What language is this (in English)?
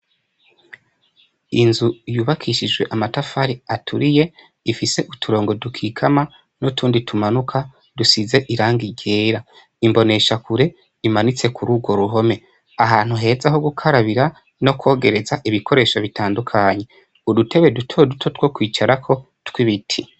Rundi